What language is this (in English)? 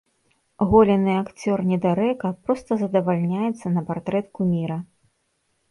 Belarusian